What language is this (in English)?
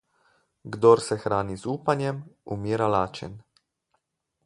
Slovenian